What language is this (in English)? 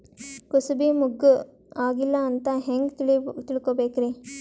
Kannada